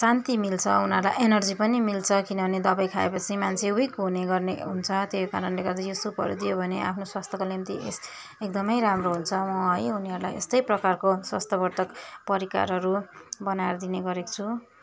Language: Nepali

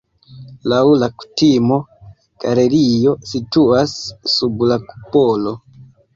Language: Esperanto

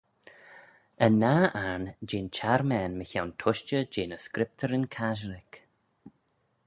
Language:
Manx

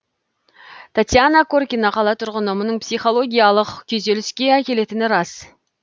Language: Kazakh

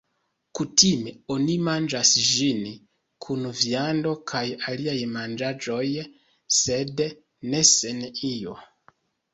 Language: Esperanto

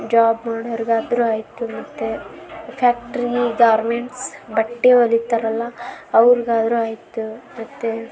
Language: Kannada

